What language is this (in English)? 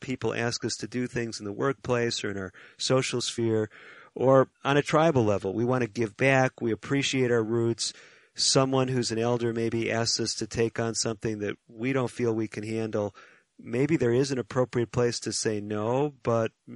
English